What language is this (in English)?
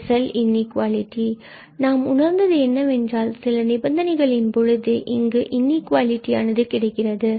Tamil